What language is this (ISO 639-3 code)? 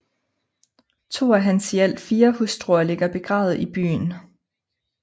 dan